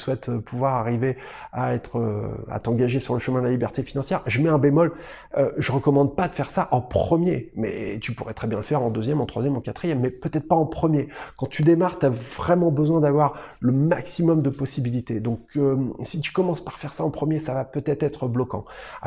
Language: French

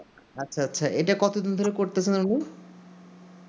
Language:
Bangla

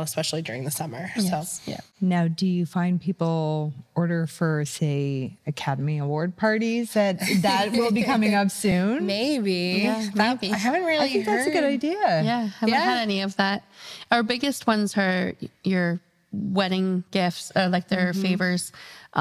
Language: English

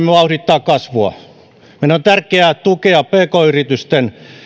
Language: Finnish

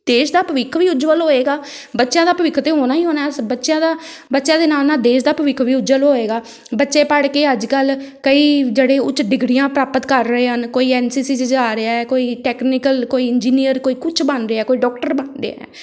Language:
Punjabi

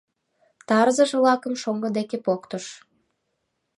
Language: Mari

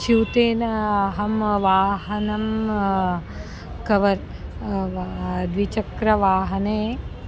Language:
Sanskrit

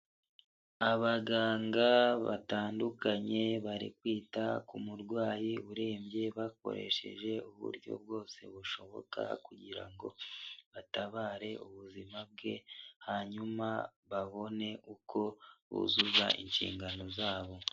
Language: Kinyarwanda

